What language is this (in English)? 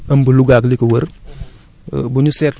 Wolof